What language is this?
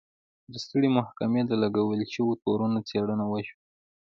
Pashto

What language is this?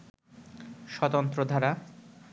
Bangla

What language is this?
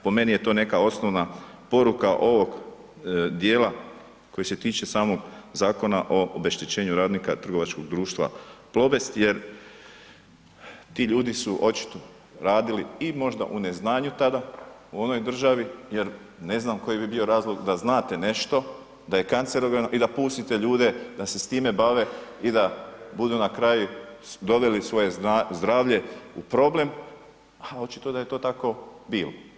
Croatian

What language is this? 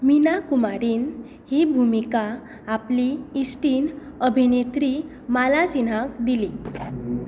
Konkani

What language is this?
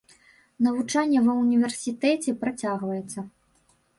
Belarusian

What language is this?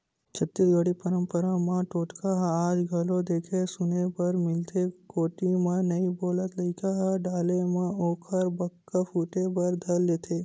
Chhattisgarhi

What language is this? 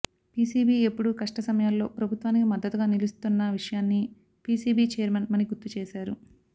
Telugu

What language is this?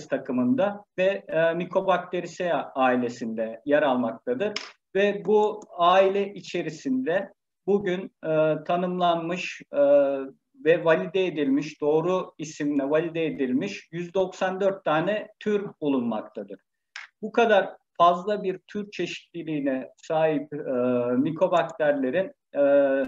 Turkish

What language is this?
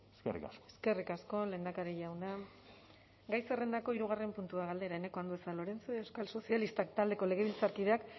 Basque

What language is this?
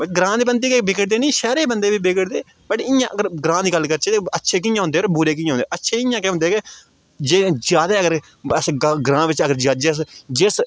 Dogri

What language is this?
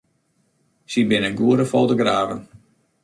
Western Frisian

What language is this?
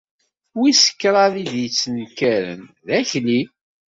Kabyle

